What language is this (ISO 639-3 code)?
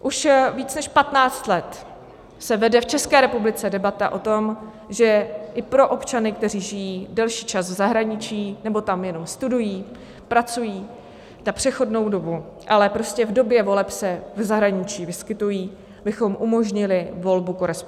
ces